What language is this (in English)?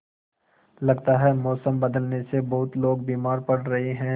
Hindi